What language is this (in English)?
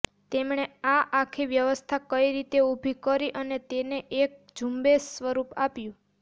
Gujarati